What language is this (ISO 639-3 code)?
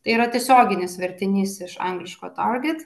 lit